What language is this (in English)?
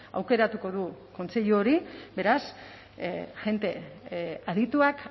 Basque